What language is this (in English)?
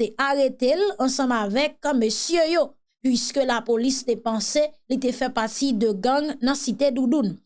French